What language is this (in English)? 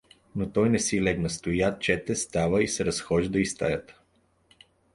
Bulgarian